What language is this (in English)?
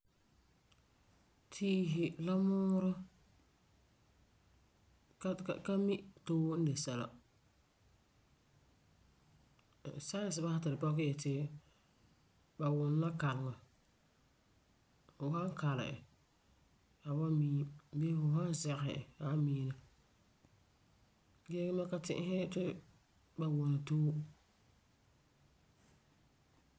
Frafra